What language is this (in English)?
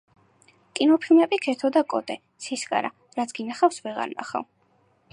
Georgian